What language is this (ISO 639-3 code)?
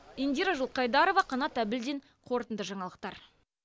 kaz